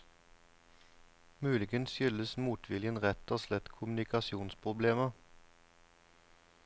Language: Norwegian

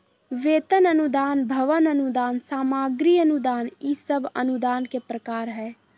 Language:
Magahi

